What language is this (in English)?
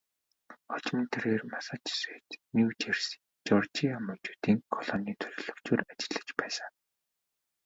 Mongolian